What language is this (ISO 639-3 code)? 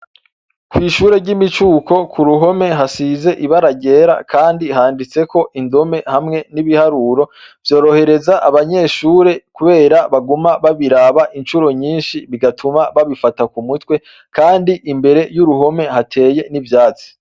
run